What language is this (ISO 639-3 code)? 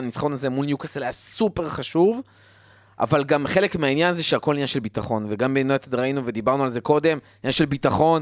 heb